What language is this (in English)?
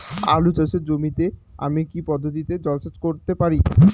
Bangla